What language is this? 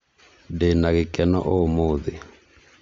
Kikuyu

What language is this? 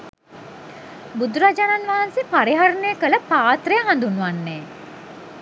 Sinhala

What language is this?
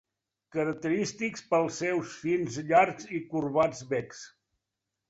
Catalan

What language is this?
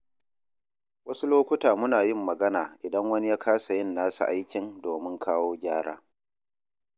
Hausa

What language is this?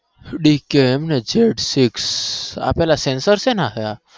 Gujarati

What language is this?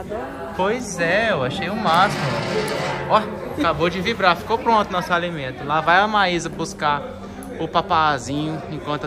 Portuguese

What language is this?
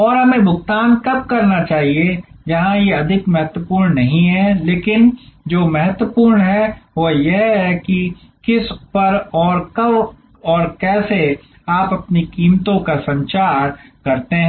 Hindi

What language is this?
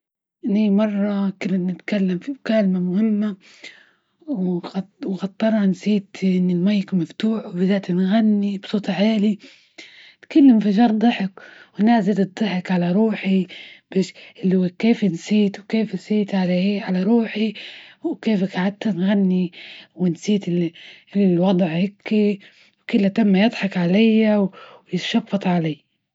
Libyan Arabic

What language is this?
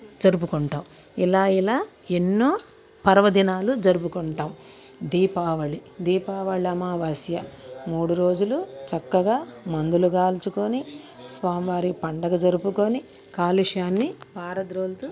Telugu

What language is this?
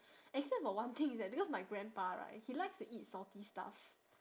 English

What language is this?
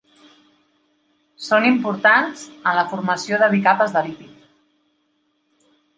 Catalan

